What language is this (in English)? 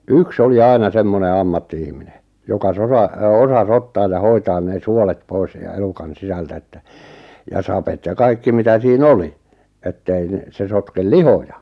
Finnish